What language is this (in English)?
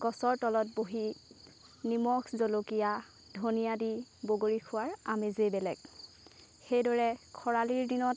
Assamese